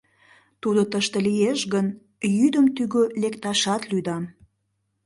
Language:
Mari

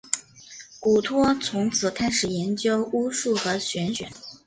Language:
Chinese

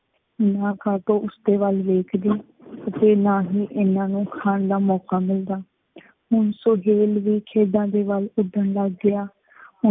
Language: Punjabi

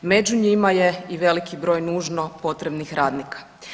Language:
Croatian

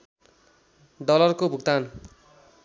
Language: Nepali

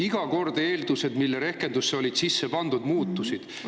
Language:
Estonian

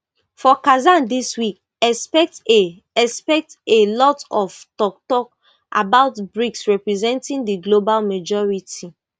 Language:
Nigerian Pidgin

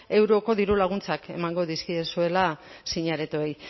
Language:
Basque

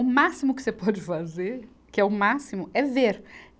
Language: Portuguese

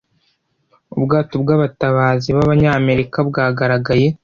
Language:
Kinyarwanda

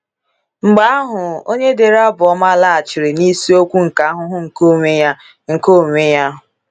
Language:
Igbo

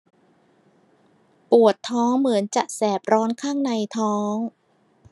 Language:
Thai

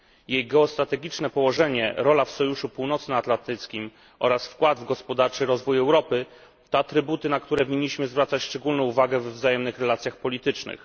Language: Polish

